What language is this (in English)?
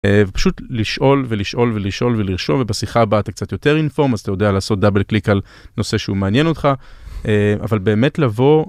Hebrew